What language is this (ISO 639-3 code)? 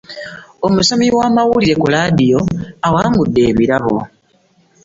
lug